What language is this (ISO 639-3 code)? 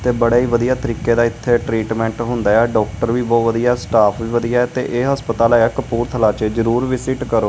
pan